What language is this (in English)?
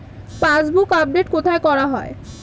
Bangla